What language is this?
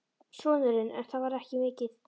Icelandic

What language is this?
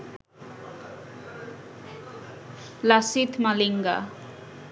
Bangla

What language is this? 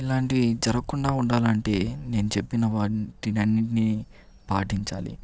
Telugu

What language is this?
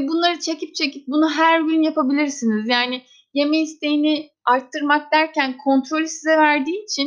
Turkish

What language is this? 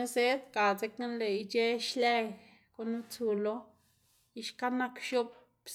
Xanaguía Zapotec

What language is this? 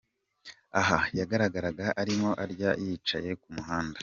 Kinyarwanda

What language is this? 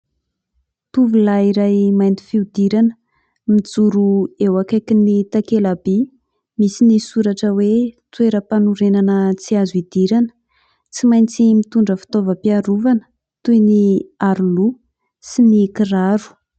Malagasy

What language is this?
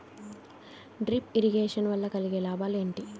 Telugu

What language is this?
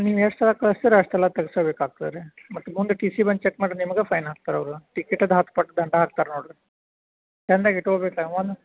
Kannada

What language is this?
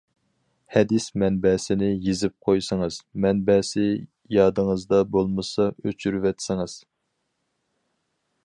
Uyghur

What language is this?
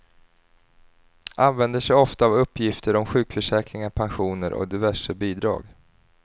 Swedish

